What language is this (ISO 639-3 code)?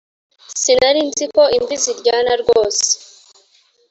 kin